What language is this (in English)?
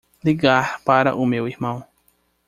Portuguese